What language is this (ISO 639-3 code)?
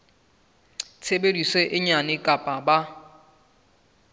sot